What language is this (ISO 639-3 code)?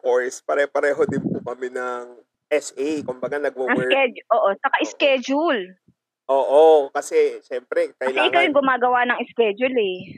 fil